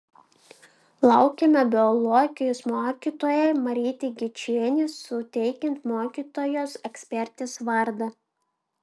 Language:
Lithuanian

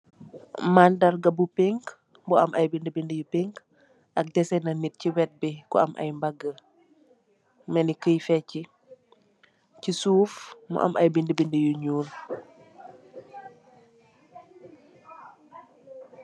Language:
Wolof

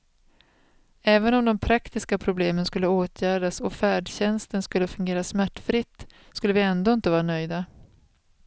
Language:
Swedish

